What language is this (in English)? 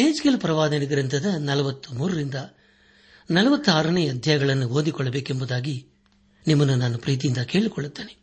Kannada